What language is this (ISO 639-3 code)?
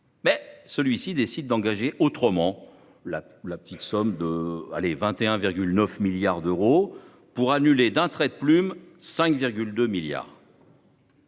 fra